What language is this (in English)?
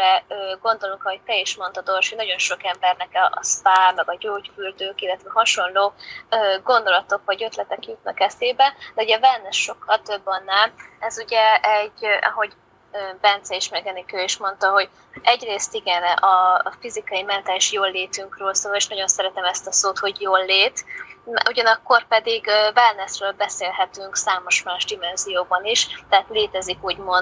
Hungarian